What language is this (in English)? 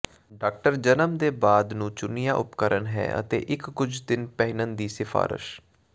Punjabi